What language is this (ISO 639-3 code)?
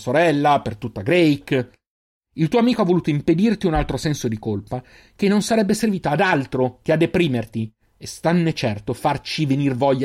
ita